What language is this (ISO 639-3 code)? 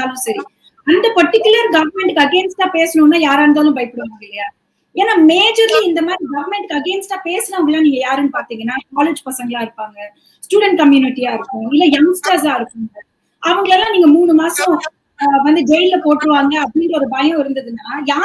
tam